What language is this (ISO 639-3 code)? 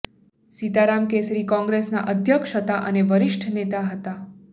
guj